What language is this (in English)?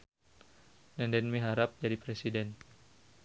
Sundanese